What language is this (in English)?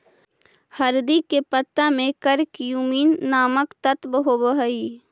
Magahi